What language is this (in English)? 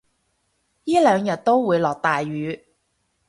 Cantonese